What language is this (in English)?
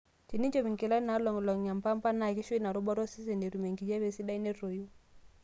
Masai